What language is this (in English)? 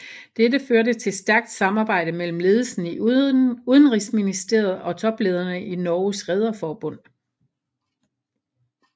Danish